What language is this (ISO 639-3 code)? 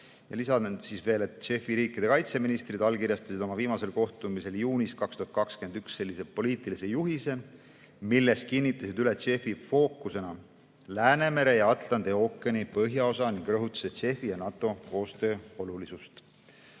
est